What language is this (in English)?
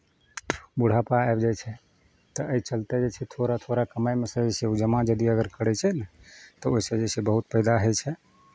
Maithili